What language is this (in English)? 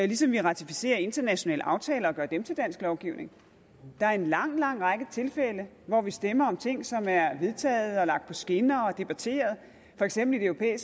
Danish